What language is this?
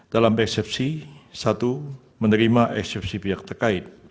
Indonesian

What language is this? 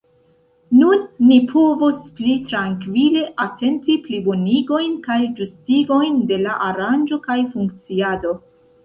Esperanto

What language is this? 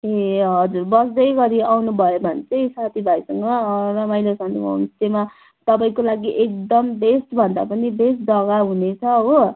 Nepali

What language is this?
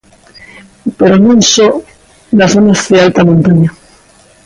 Galician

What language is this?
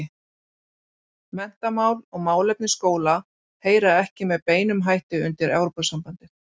Icelandic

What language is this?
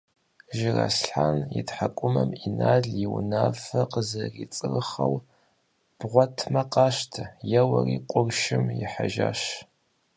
Kabardian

